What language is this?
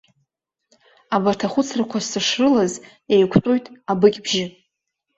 Abkhazian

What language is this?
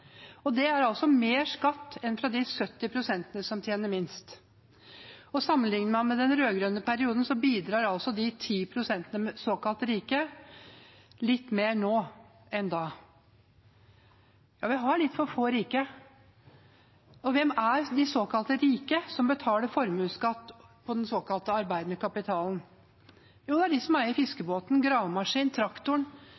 Norwegian Bokmål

